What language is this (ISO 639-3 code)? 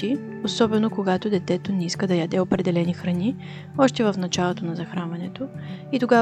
bul